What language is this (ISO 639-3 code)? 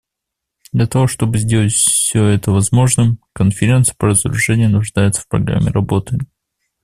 rus